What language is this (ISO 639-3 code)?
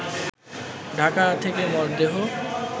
ben